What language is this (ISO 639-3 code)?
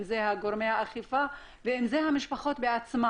heb